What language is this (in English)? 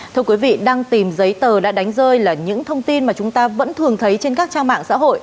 Vietnamese